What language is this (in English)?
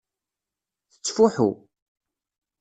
Kabyle